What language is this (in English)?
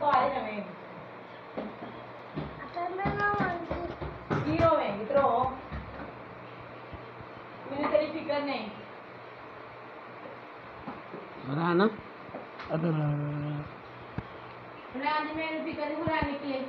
Punjabi